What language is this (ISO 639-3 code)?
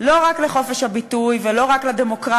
heb